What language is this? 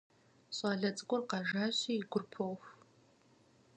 Kabardian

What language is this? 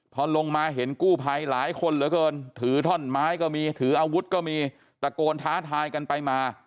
Thai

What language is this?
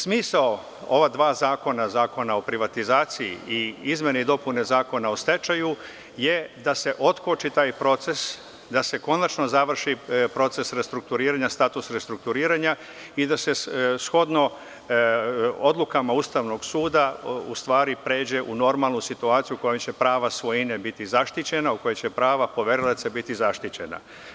Serbian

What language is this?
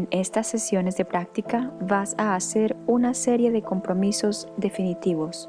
Spanish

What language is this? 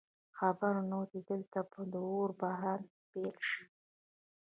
Pashto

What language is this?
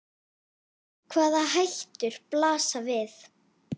Icelandic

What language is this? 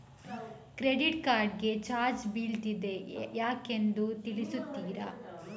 Kannada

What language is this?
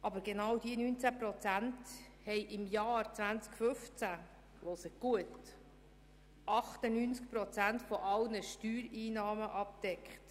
Swiss German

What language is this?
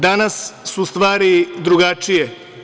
Serbian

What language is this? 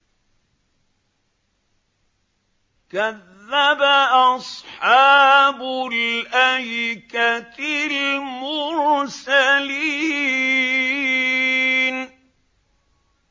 Arabic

